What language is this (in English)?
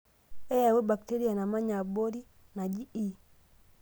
Masai